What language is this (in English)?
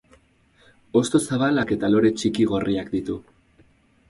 Basque